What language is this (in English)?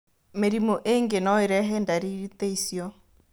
Kikuyu